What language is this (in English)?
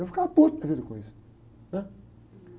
Portuguese